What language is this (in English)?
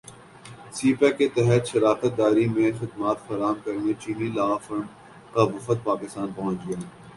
Urdu